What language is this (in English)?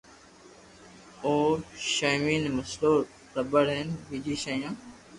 Loarki